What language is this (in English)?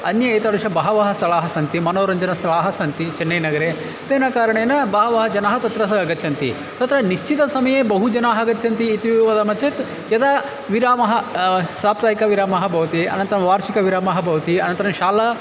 Sanskrit